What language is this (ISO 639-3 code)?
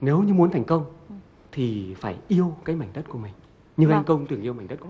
vie